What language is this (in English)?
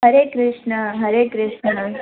Sindhi